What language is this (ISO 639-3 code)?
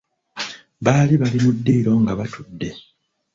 lug